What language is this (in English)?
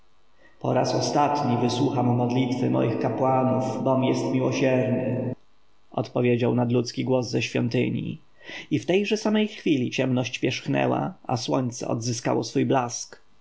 Polish